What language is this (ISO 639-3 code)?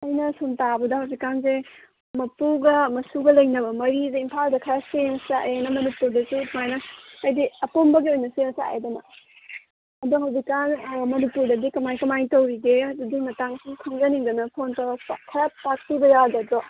mni